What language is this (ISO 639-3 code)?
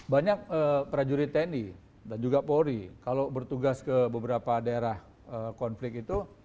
ind